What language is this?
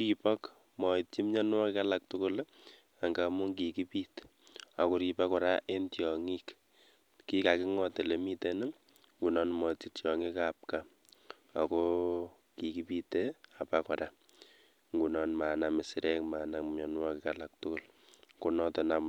Kalenjin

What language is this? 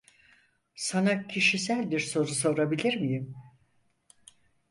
Turkish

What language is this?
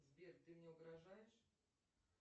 Russian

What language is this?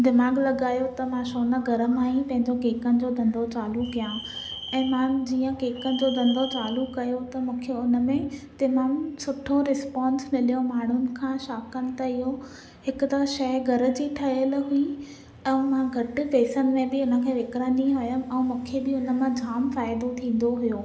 Sindhi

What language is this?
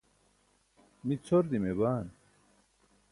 Burushaski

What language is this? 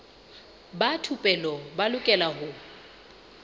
Southern Sotho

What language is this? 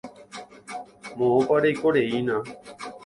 Guarani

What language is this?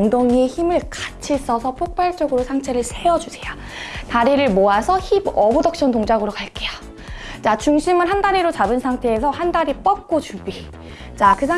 Korean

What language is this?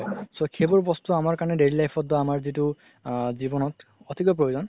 Assamese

